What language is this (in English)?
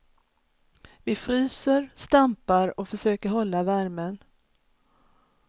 Swedish